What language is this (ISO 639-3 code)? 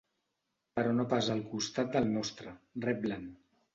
cat